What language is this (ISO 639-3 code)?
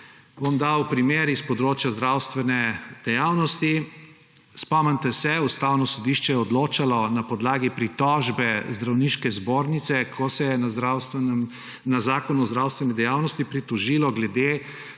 slv